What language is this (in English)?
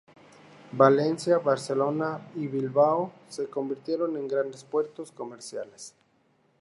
Spanish